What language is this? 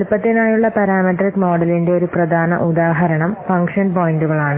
Malayalam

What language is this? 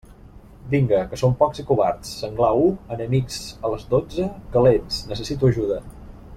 Catalan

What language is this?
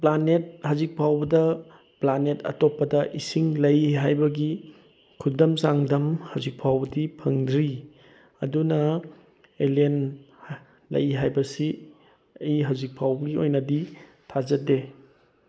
Manipuri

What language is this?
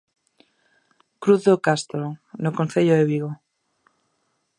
Galician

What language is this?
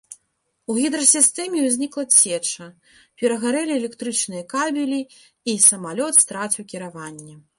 Belarusian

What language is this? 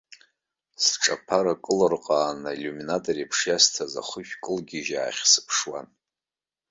Abkhazian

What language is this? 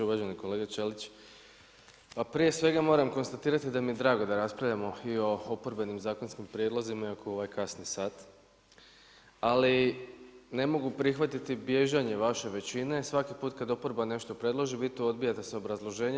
Croatian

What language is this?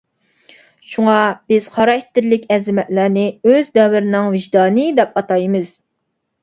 Uyghur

